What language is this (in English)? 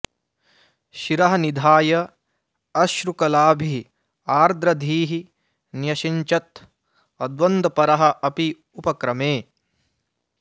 Sanskrit